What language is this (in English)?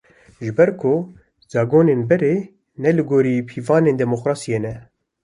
Kurdish